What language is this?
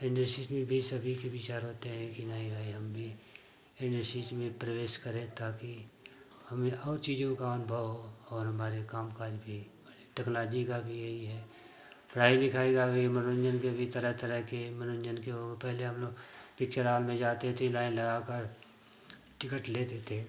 Hindi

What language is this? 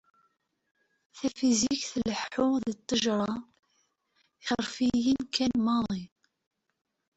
Kabyle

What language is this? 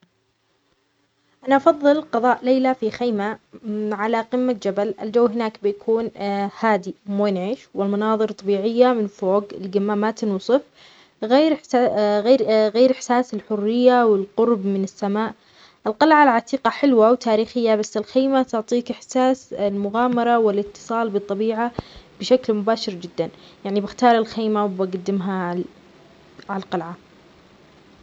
Omani Arabic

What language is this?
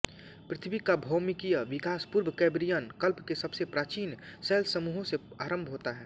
Hindi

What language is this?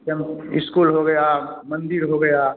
Hindi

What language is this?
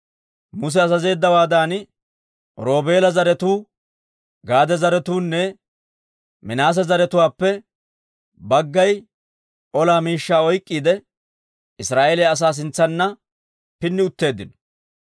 Dawro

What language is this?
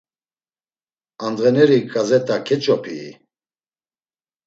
Laz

